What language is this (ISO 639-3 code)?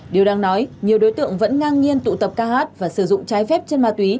vie